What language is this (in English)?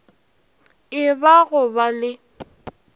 Northern Sotho